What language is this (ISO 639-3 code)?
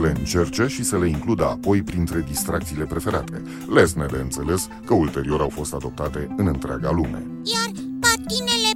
ron